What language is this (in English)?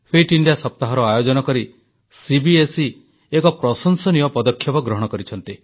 Odia